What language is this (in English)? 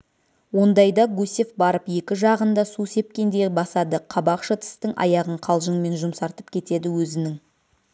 Kazakh